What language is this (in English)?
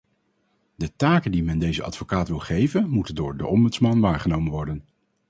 Dutch